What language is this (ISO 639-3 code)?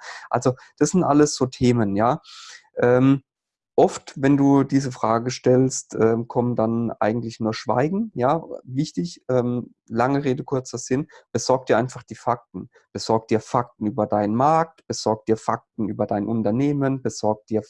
deu